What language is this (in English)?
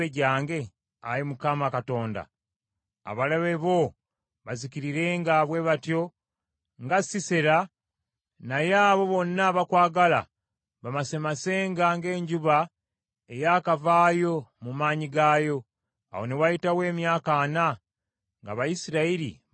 Ganda